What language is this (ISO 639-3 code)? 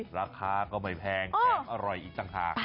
tha